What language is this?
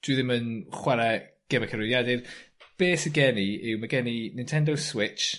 Welsh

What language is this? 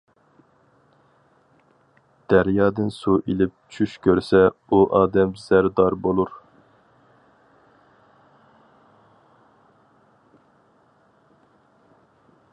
Uyghur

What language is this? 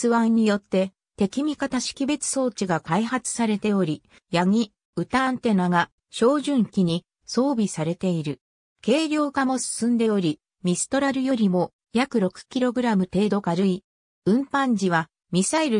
Japanese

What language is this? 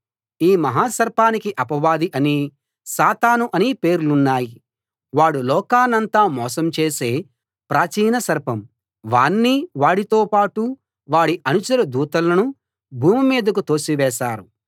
Telugu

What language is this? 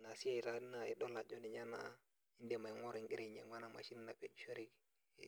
Masai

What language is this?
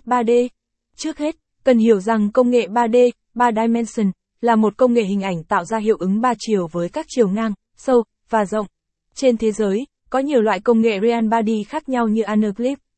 Vietnamese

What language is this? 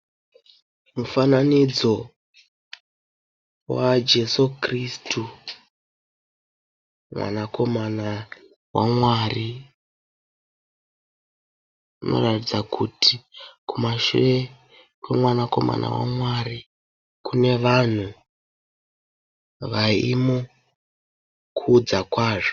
Shona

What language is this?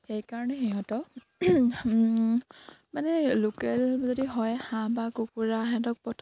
Assamese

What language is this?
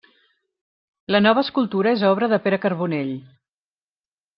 Catalan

